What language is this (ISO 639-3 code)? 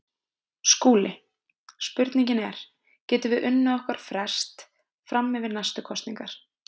isl